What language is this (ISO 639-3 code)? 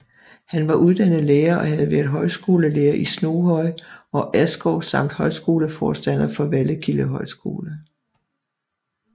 dan